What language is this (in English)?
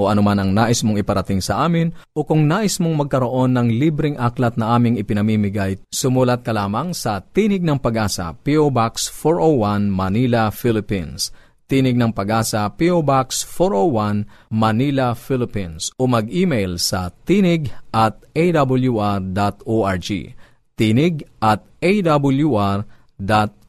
Filipino